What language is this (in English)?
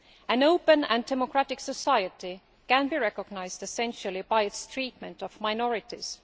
English